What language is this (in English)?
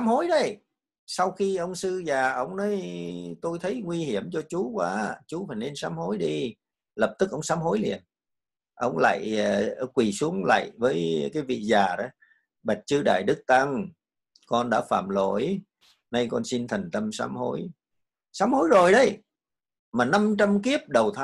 Vietnamese